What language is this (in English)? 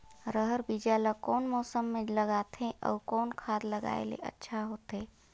Chhattisgarhi